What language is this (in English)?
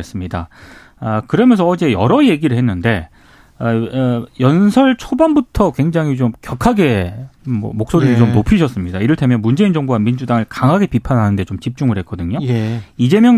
Korean